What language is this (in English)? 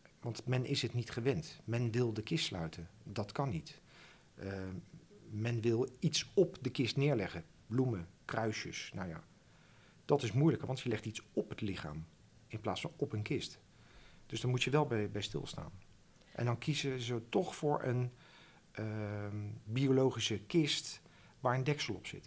Dutch